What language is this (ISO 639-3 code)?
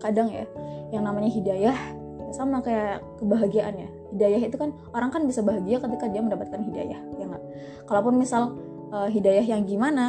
ind